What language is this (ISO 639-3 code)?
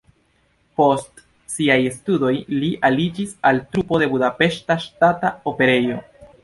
epo